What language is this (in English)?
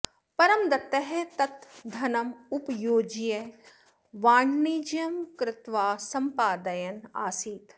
Sanskrit